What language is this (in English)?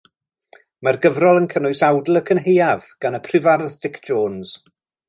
Welsh